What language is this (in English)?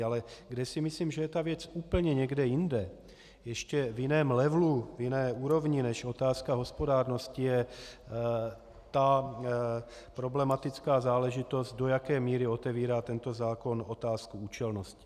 Czech